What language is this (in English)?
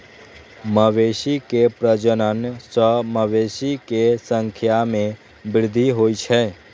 Maithili